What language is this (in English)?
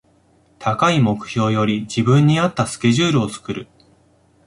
Japanese